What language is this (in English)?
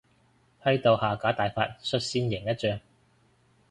Cantonese